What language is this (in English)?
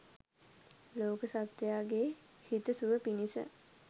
Sinhala